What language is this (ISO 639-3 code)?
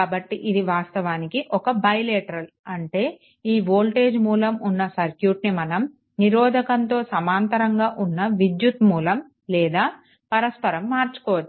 tel